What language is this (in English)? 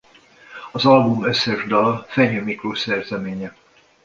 Hungarian